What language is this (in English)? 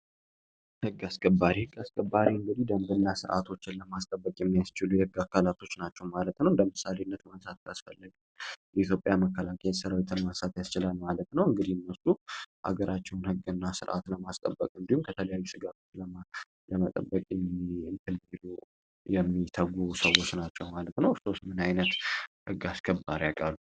Amharic